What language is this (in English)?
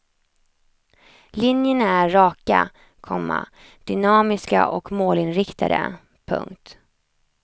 Swedish